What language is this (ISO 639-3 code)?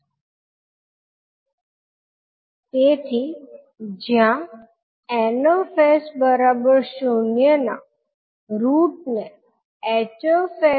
guj